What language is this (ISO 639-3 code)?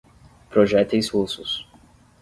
por